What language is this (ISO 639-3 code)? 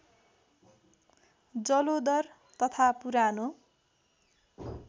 nep